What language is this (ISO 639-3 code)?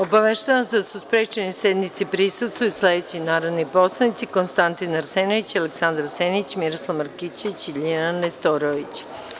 srp